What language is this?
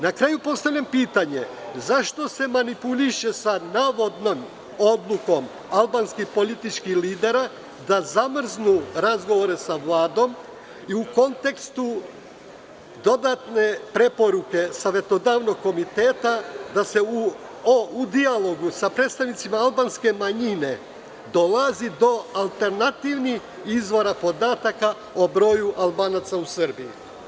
Serbian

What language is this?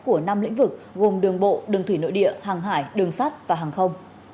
Vietnamese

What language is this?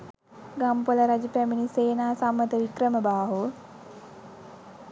Sinhala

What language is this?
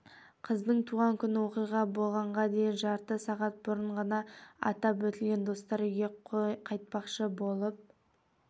Kazakh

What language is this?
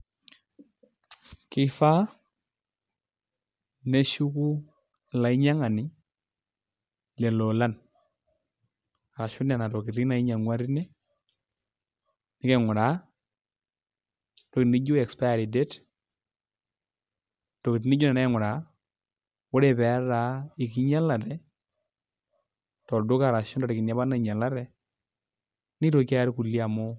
Masai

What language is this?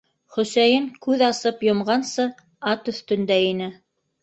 Bashkir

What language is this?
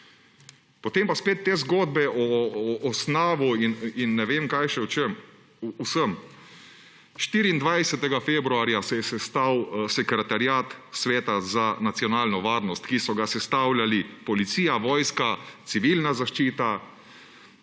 Slovenian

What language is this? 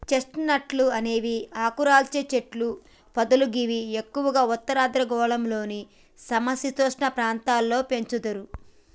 Telugu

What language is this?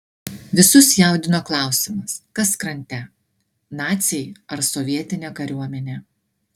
Lithuanian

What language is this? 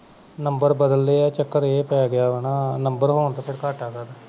Punjabi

